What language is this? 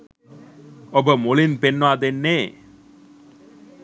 Sinhala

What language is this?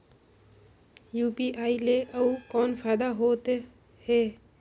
Chhattisgarhi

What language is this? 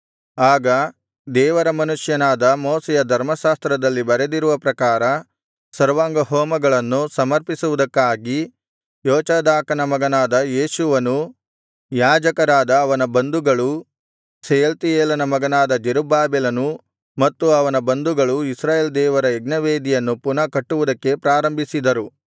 Kannada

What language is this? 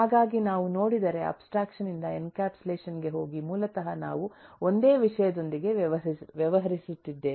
Kannada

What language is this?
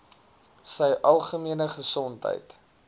Afrikaans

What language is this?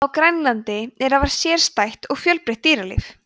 Icelandic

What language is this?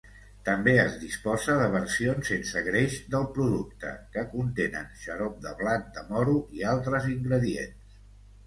Catalan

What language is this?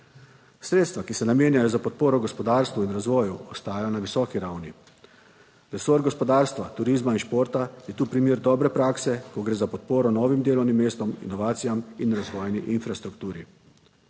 Slovenian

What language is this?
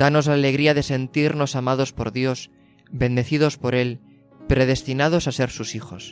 Spanish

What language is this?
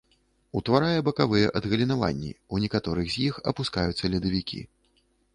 Belarusian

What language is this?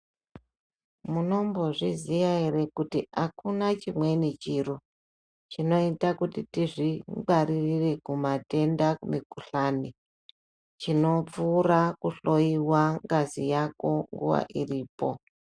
Ndau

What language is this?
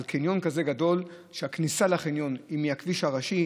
Hebrew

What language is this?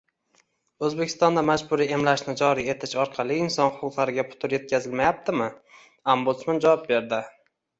Uzbek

